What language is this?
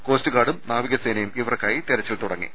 Malayalam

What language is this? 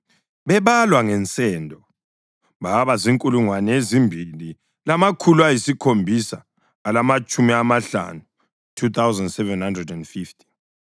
North Ndebele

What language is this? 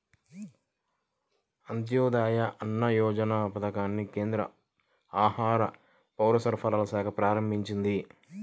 Telugu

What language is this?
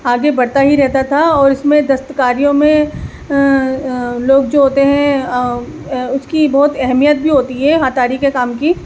Urdu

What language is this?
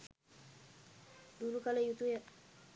Sinhala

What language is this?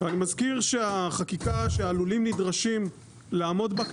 Hebrew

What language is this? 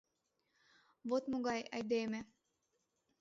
Mari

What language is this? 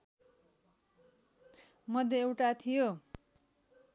Nepali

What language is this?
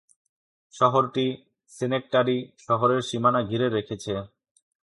Bangla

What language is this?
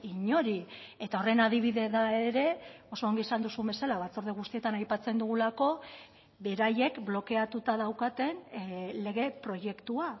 Basque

